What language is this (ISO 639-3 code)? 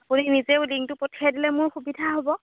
asm